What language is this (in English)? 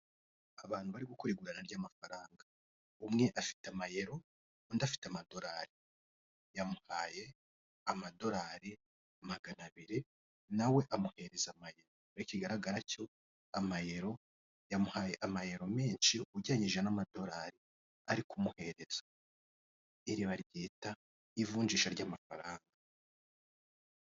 Kinyarwanda